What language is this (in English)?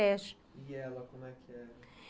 Portuguese